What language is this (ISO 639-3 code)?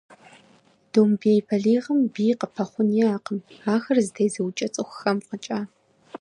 kbd